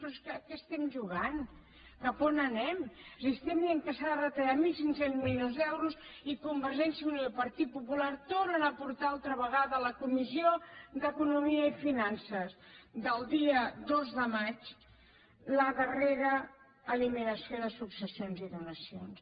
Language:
Catalan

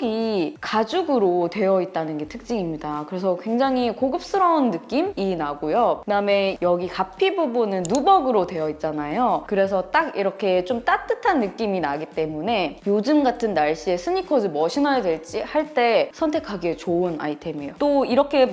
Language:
Korean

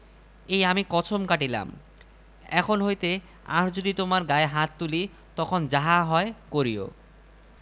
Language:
Bangla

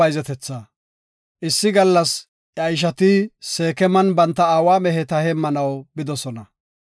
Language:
Gofa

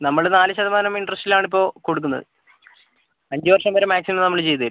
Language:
Malayalam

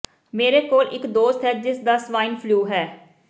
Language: Punjabi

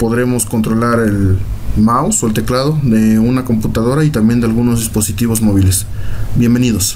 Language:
Spanish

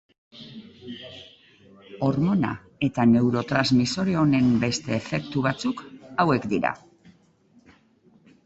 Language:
Basque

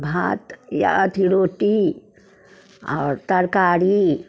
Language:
Maithili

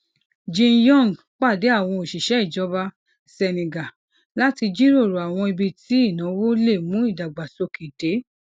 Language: Yoruba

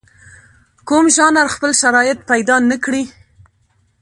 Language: Pashto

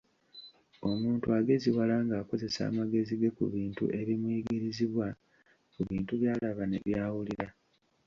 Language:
Ganda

